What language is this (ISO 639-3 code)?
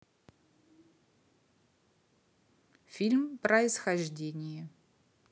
rus